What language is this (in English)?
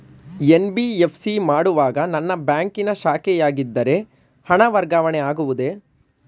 Kannada